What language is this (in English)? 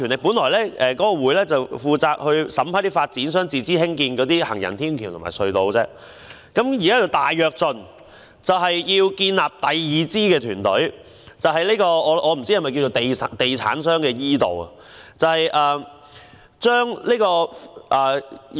Cantonese